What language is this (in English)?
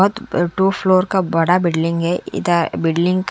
Hindi